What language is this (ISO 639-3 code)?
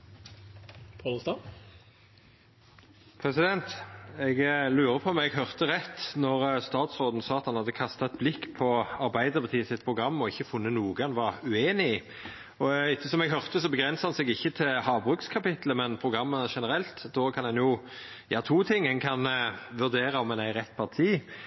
nor